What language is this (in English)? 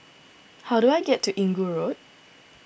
English